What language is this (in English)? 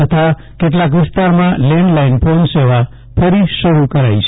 Gujarati